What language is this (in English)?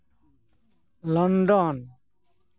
Santali